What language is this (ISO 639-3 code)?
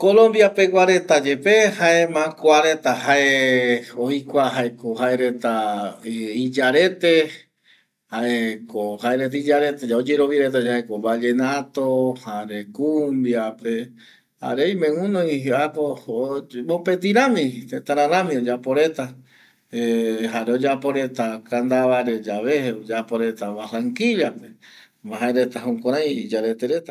gui